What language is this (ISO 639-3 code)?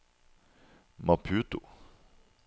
nor